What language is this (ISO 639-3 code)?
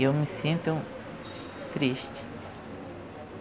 por